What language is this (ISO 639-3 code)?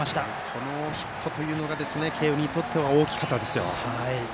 jpn